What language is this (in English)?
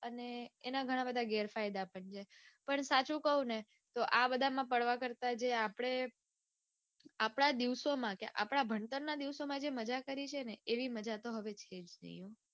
Gujarati